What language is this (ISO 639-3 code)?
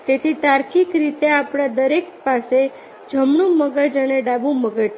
guj